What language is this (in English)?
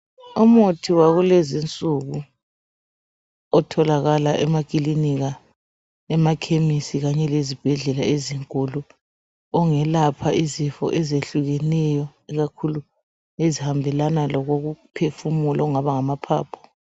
North Ndebele